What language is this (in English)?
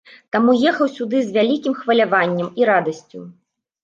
Belarusian